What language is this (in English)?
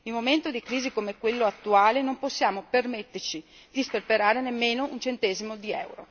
Italian